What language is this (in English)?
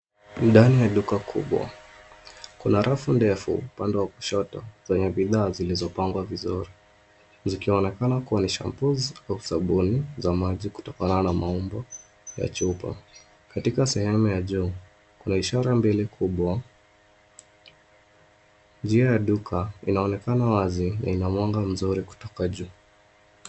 Swahili